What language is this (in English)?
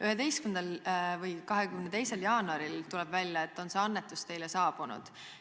Estonian